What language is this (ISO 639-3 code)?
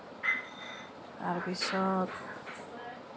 asm